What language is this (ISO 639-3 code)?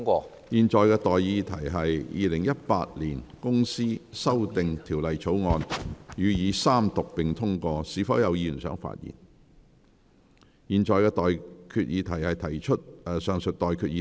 yue